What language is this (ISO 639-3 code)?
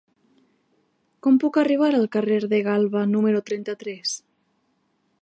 cat